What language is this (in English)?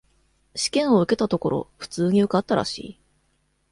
Japanese